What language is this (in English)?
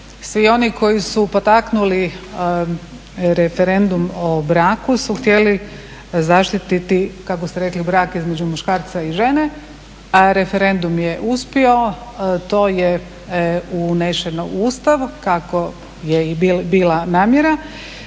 Croatian